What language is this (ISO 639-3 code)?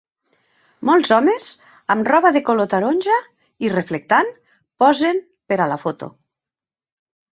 cat